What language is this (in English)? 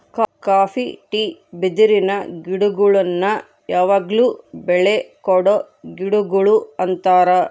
Kannada